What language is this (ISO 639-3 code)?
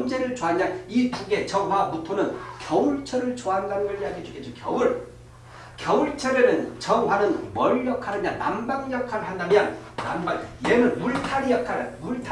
kor